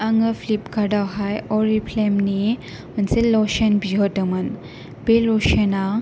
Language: Bodo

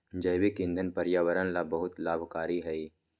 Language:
Magahi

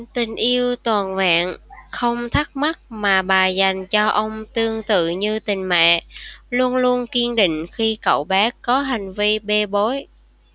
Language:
Vietnamese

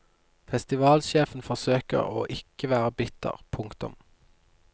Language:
Norwegian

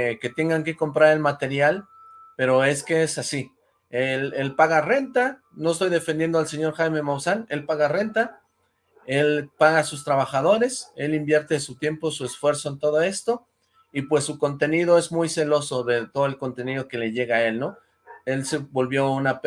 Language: Spanish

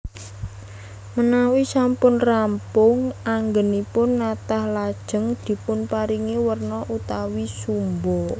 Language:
Javanese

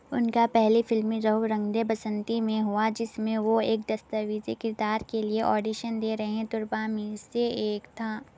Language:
Urdu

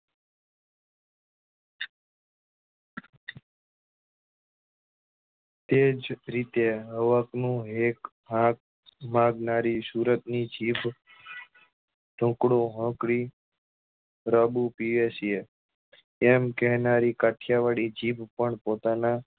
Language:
Gujarati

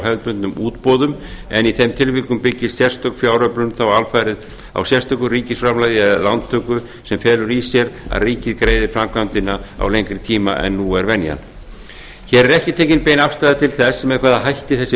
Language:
Icelandic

